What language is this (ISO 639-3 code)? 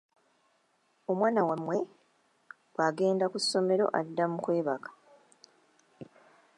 lug